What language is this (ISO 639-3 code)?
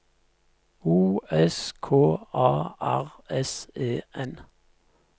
nor